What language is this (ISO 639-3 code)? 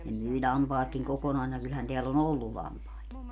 fin